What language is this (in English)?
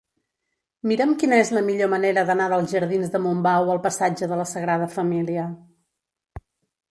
Catalan